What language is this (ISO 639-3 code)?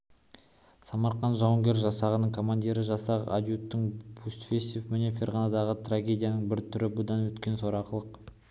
kaz